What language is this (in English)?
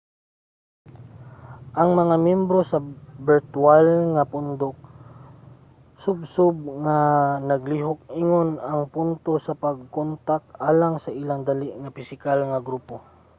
Cebuano